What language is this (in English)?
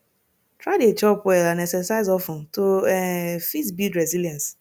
Nigerian Pidgin